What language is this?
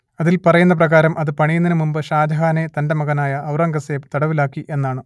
Malayalam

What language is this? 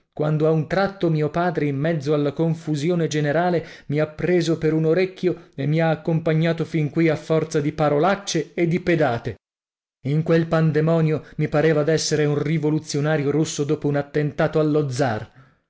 Italian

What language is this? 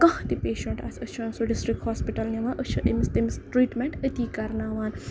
Kashmiri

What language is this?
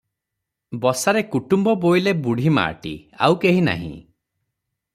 Odia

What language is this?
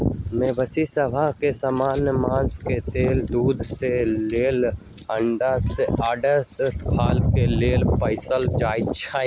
Magahi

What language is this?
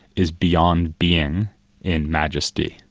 English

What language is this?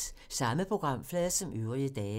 Danish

